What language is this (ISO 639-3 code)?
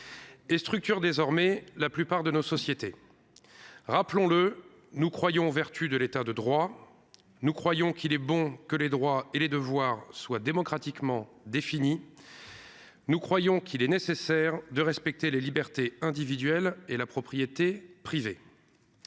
fra